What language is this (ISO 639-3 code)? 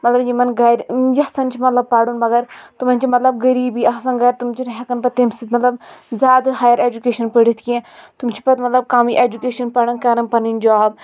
kas